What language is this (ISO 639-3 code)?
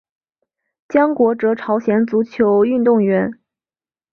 zho